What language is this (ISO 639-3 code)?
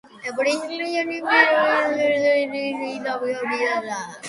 kat